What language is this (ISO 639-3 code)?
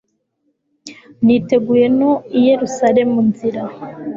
kin